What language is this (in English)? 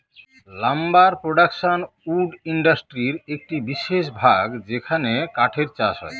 Bangla